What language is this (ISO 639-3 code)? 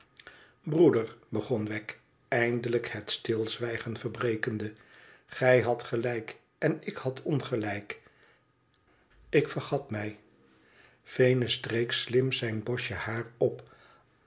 nld